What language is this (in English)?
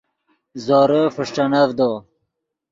Yidgha